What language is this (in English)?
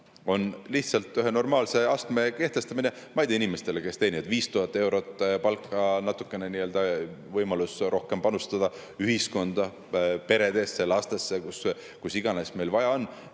Estonian